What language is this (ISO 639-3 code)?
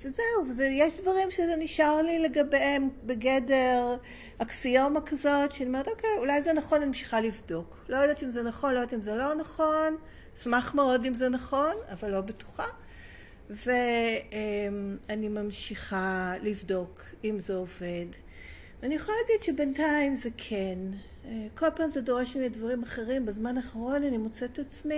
heb